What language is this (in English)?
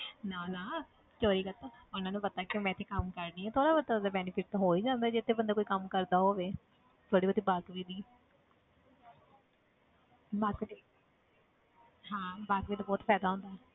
Punjabi